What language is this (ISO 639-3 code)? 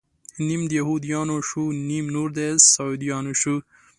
pus